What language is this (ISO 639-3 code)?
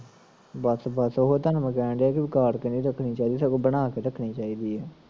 pan